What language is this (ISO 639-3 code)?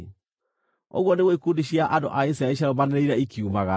kik